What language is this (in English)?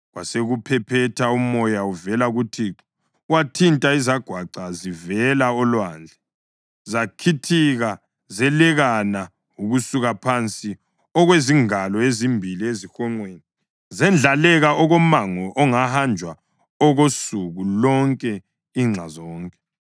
North Ndebele